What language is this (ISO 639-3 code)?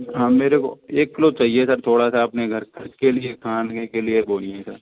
hin